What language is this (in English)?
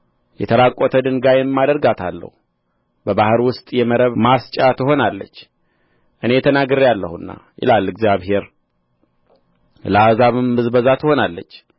Amharic